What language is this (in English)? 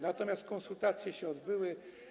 Polish